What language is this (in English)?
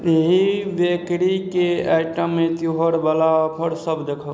Maithili